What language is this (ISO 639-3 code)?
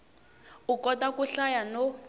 tso